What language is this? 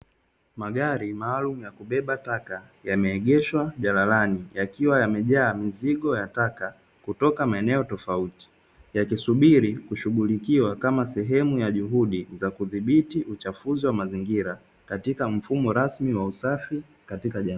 Swahili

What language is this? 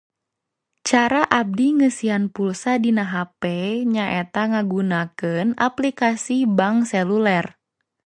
Sundanese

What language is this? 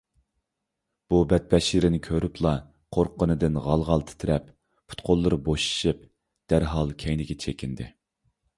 Uyghur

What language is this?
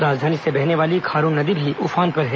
Hindi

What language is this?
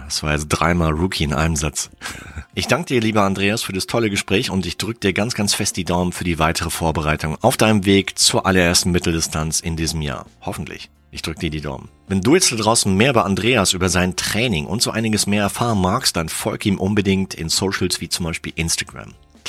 German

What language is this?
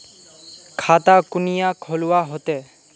Magahi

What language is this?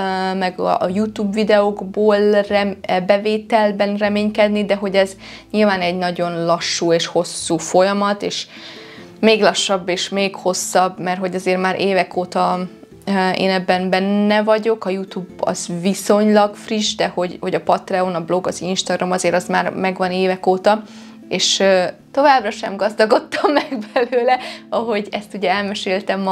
Hungarian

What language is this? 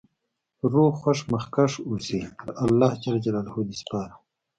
Pashto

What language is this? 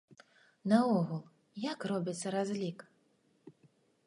Belarusian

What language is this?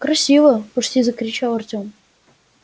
Russian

